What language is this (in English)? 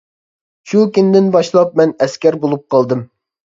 Uyghur